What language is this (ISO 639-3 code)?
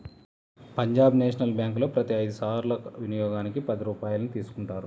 tel